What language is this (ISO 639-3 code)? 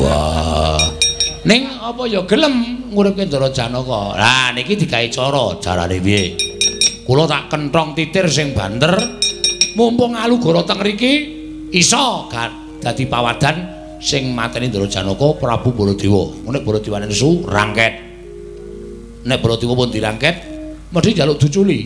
ind